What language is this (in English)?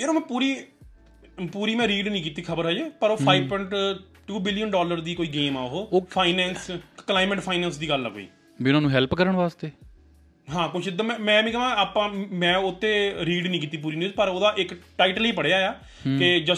Punjabi